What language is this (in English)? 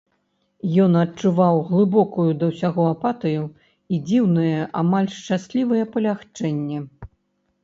Belarusian